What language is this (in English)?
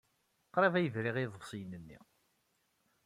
Kabyle